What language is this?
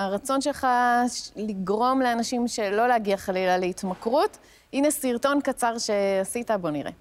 Hebrew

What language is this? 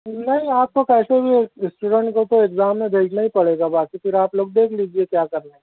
Urdu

